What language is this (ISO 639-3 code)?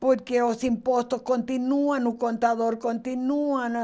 por